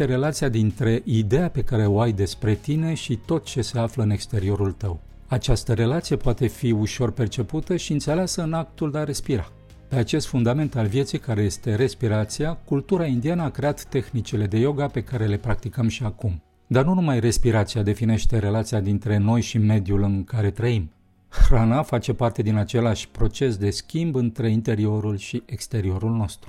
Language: Romanian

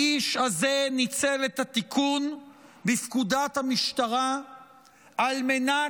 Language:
Hebrew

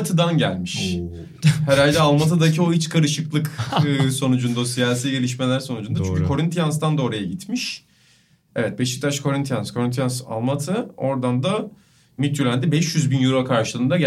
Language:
Turkish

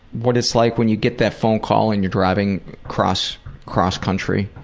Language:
English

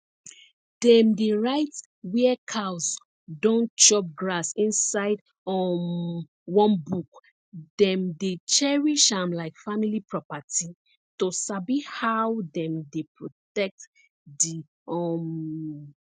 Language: Nigerian Pidgin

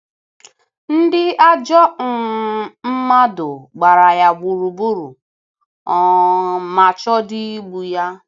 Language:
Igbo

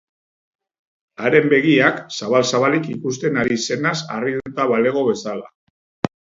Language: Basque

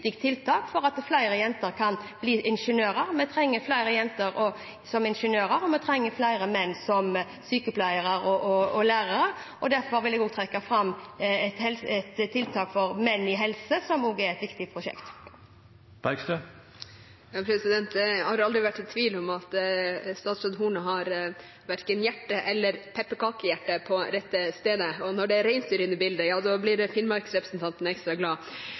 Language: Norwegian Bokmål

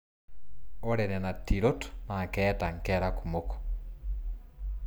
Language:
Masai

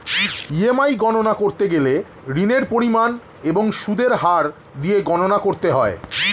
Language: Bangla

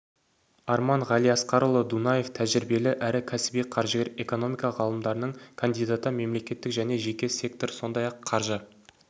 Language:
Kazakh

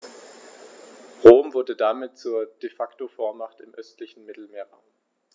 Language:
German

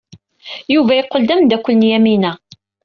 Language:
Kabyle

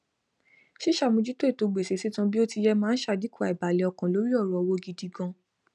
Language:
Yoruba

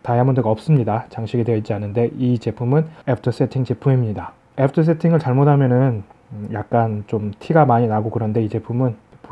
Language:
Korean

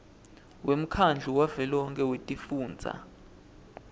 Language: Swati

